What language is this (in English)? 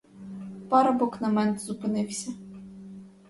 Ukrainian